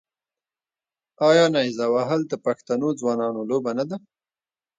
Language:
Pashto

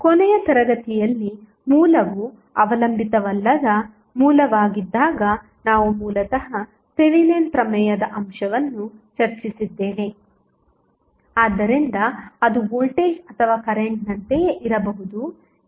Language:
Kannada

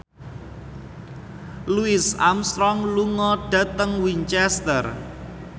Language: Javanese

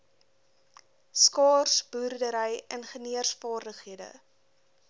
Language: Afrikaans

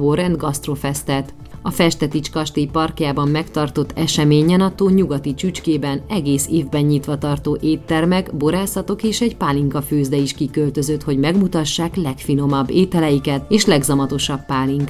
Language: Hungarian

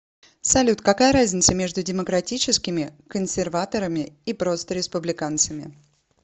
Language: Russian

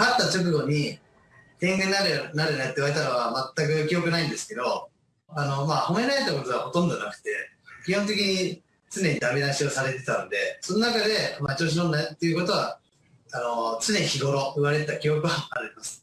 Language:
Japanese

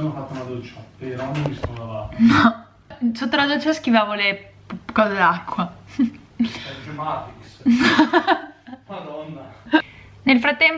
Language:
Italian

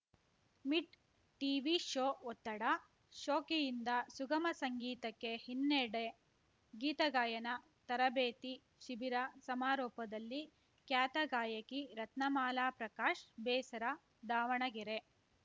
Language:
Kannada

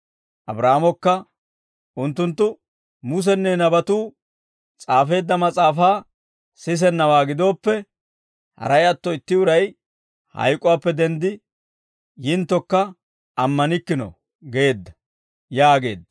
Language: Dawro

